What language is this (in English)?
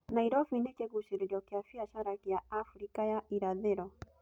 Kikuyu